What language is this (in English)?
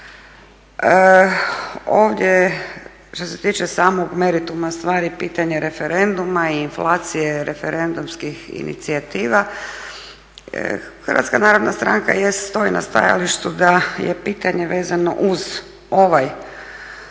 Croatian